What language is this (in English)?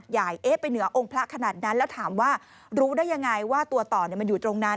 Thai